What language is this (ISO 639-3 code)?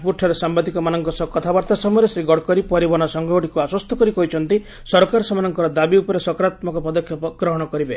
ori